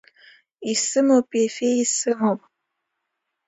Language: Abkhazian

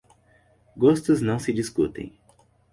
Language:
Portuguese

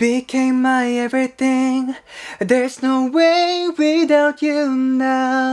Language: Korean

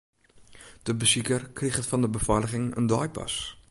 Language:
Western Frisian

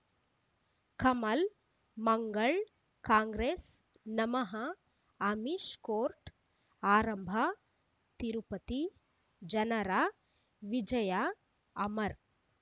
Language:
Kannada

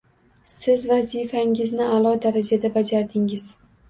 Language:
Uzbek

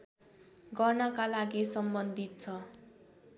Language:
Nepali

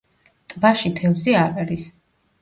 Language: Georgian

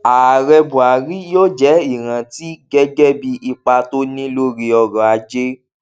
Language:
Yoruba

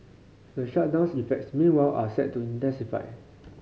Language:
English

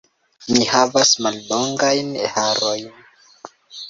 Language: Esperanto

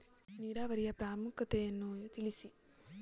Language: Kannada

